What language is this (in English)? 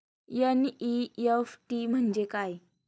Marathi